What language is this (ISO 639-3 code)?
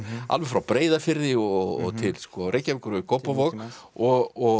isl